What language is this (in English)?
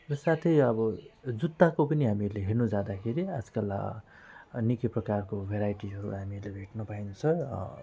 Nepali